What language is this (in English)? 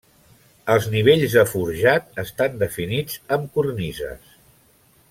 Catalan